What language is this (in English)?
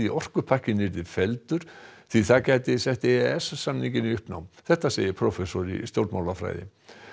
Icelandic